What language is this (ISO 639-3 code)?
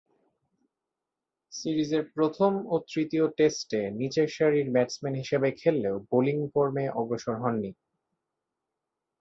ben